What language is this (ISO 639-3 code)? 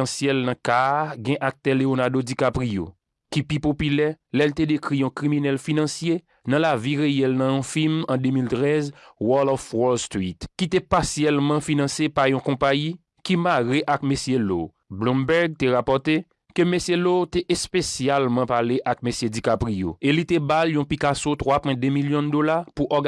fra